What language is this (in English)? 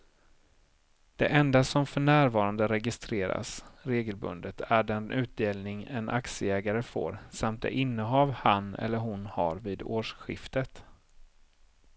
Swedish